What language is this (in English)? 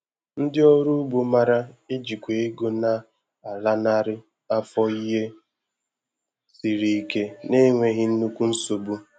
Igbo